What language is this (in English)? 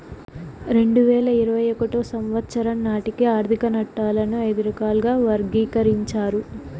Telugu